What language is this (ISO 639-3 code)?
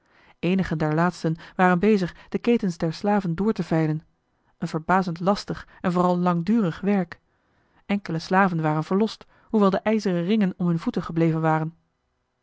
nld